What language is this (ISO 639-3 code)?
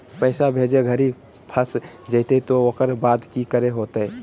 mag